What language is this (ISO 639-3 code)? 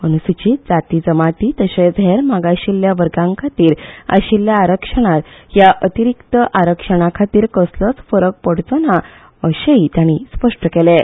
kok